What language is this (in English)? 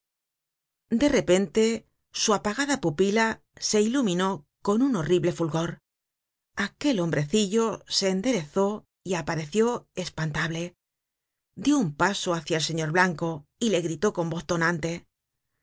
Spanish